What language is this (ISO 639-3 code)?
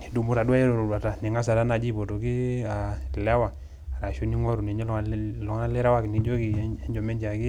mas